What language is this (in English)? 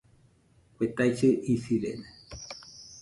Nüpode Huitoto